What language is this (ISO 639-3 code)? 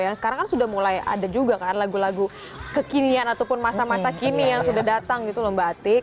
ind